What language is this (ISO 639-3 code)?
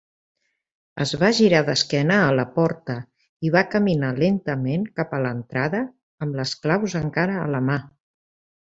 cat